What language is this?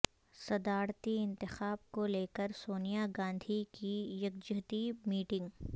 Urdu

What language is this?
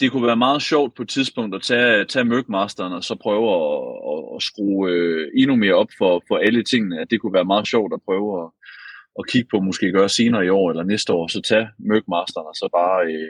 Danish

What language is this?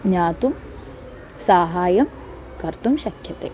Sanskrit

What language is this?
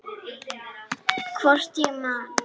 Icelandic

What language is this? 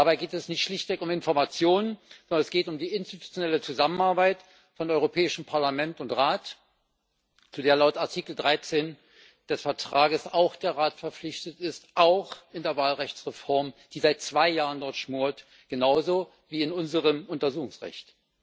German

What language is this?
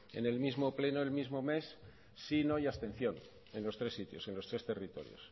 Spanish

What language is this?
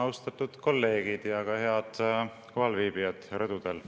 Estonian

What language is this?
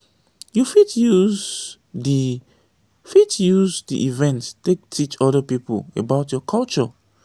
Nigerian Pidgin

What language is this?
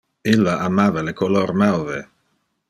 Interlingua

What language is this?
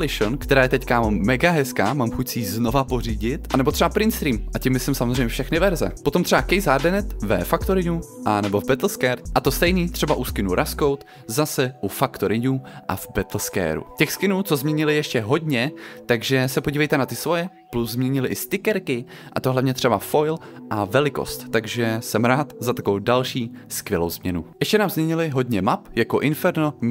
Czech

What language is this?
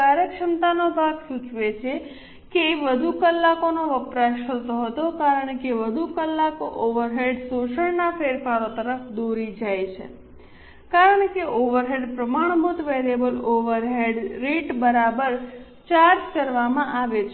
Gujarati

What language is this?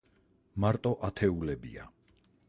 Georgian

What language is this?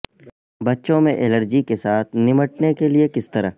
Urdu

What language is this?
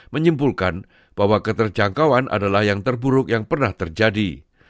Indonesian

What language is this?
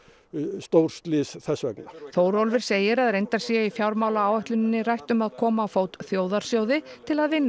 Icelandic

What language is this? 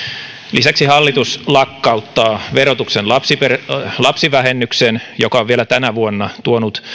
Finnish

